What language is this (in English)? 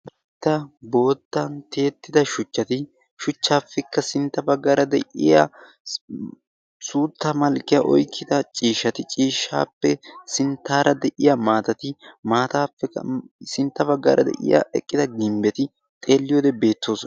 Wolaytta